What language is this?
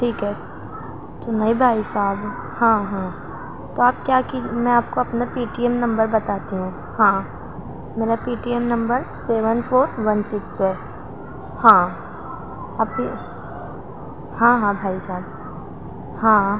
Urdu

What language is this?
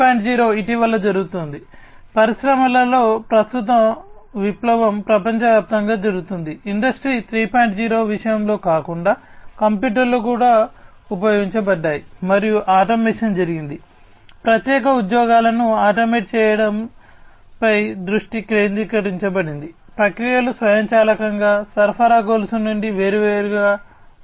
Telugu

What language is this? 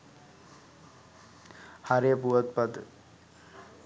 Sinhala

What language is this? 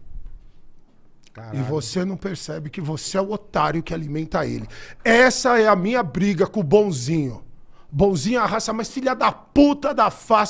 Portuguese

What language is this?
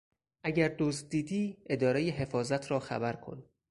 Persian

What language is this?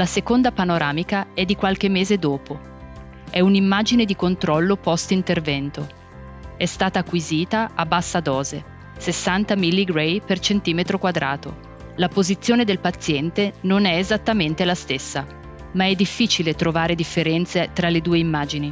Italian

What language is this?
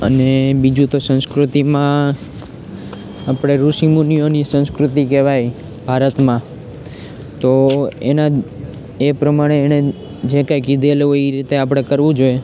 Gujarati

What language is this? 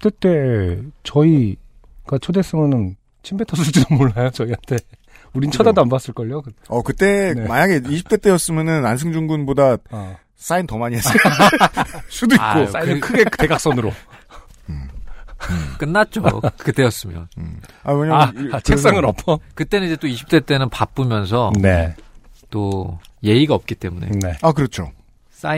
Korean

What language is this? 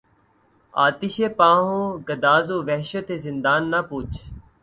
Urdu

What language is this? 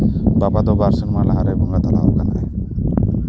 Santali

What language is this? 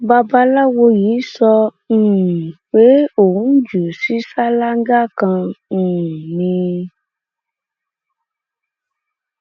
Yoruba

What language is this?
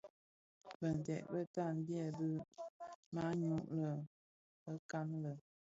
Bafia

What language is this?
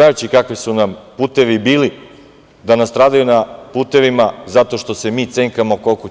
Serbian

